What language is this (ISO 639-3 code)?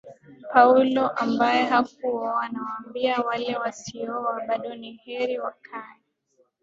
swa